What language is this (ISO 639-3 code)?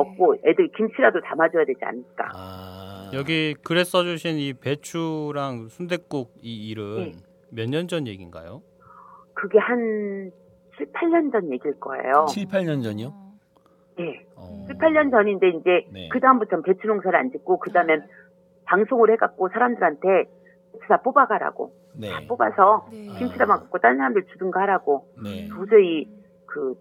kor